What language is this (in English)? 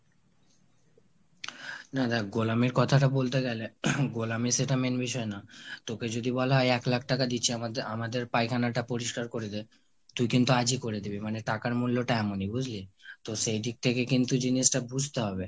Bangla